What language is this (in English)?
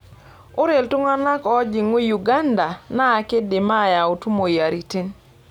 Masai